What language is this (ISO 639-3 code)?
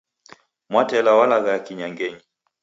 dav